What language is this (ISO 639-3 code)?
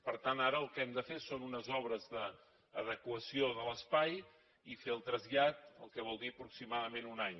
cat